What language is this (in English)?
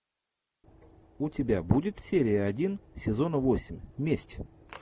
Russian